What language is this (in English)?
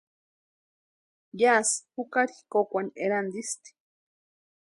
Western Highland Purepecha